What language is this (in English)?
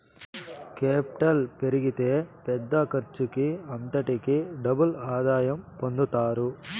Telugu